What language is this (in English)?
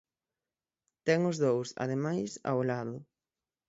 Galician